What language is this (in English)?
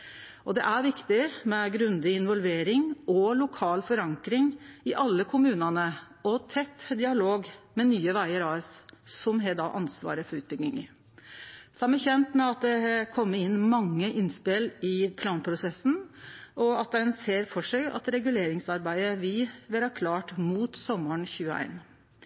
Norwegian Nynorsk